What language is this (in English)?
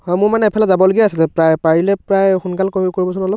Assamese